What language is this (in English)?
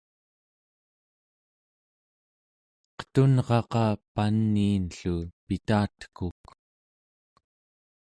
Central Yupik